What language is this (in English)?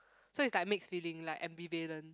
English